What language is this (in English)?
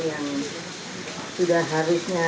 Indonesian